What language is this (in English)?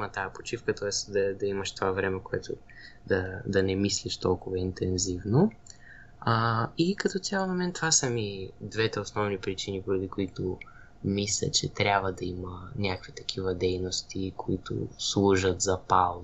Bulgarian